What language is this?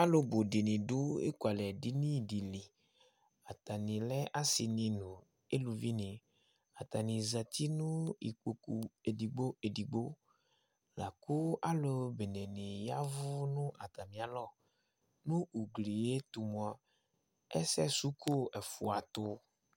Ikposo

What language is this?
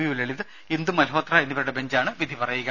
Malayalam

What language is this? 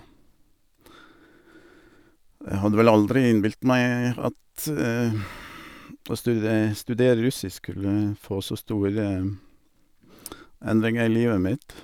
Norwegian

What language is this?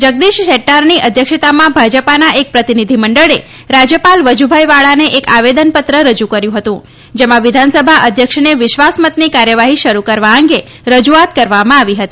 Gujarati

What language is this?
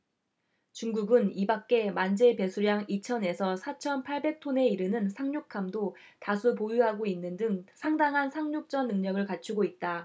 Korean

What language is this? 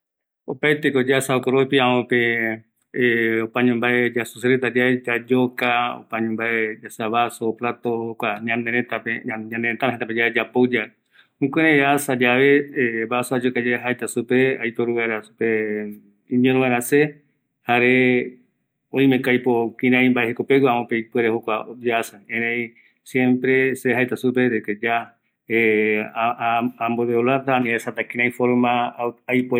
Eastern Bolivian Guaraní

